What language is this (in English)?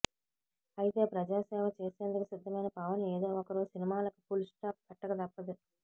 Telugu